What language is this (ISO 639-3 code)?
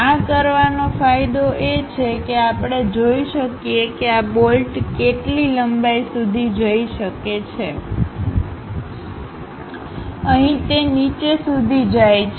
guj